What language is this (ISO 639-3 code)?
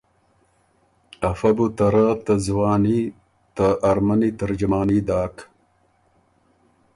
oru